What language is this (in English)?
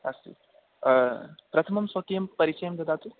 Sanskrit